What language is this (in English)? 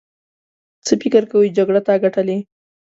Pashto